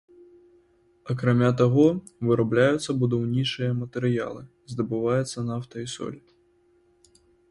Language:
Belarusian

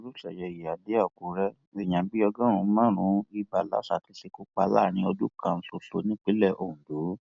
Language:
Yoruba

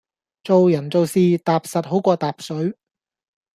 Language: Cantonese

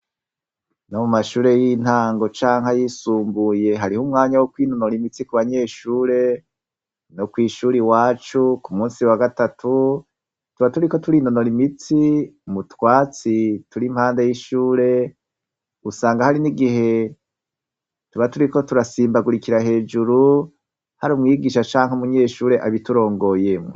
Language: Rundi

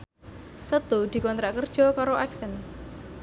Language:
Javanese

